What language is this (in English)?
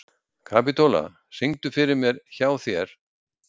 Icelandic